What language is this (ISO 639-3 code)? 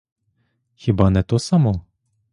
ukr